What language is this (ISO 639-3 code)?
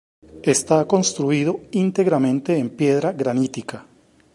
spa